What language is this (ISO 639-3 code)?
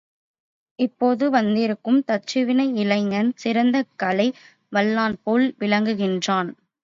tam